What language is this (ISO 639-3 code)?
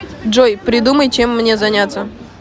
rus